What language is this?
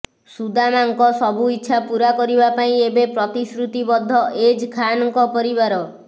Odia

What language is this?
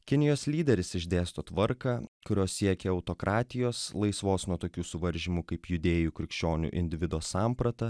Lithuanian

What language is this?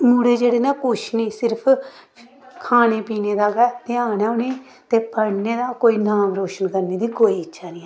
Dogri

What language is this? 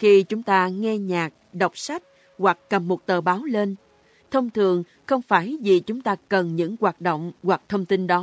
Vietnamese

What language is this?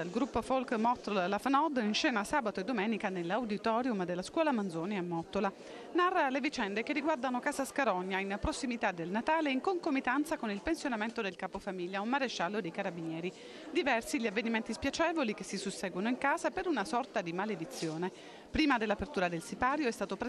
Italian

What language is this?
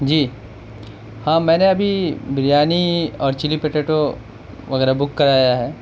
Urdu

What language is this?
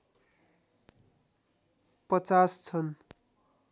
Nepali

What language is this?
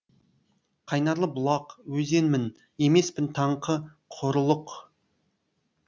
Kazakh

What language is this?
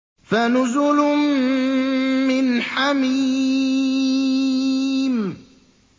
Arabic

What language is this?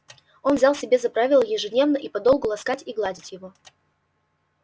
Russian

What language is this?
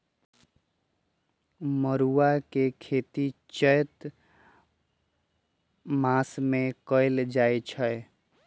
Magahi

